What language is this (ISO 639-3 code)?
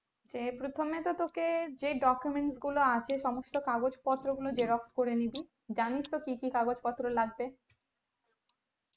ben